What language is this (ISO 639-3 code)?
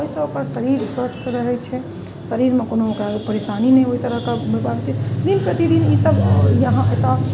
mai